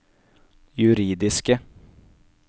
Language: Norwegian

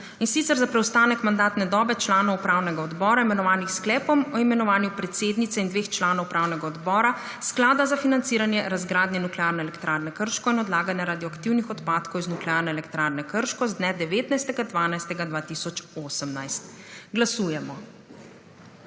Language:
Slovenian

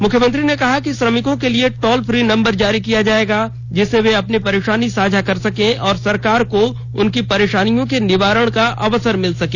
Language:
Hindi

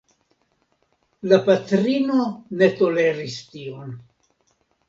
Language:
Esperanto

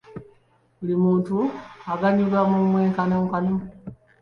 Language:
Ganda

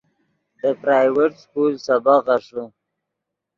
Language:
Yidgha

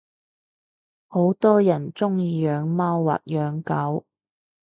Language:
Cantonese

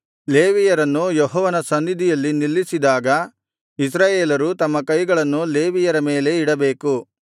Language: Kannada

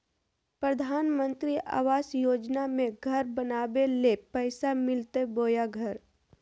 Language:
Magahi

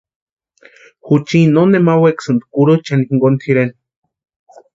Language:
Western Highland Purepecha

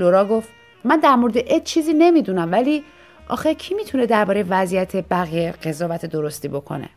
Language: Persian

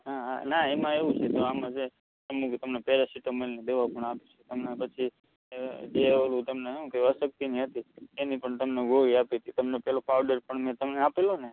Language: Gujarati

